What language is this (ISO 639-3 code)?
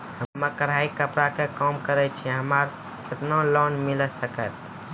mai